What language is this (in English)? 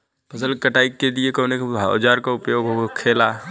Bhojpuri